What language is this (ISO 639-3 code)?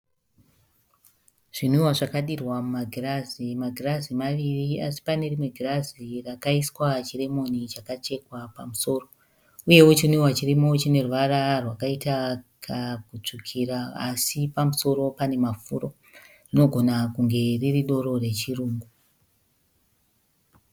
sna